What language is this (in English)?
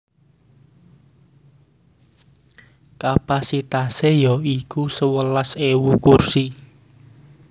Javanese